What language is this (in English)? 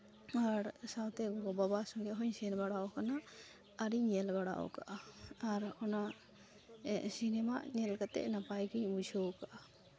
Santali